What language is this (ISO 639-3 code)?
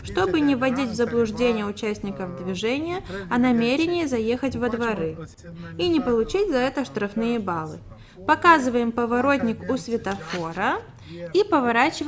rus